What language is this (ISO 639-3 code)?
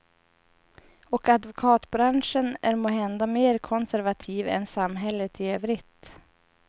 swe